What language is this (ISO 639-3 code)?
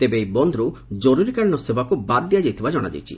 ori